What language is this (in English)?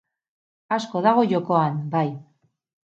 Basque